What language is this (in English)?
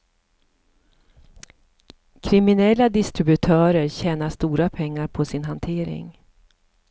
Swedish